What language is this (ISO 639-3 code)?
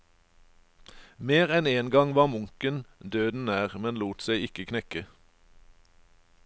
nor